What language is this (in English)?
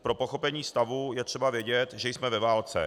Czech